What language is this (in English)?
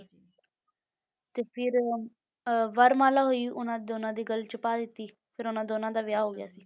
Punjabi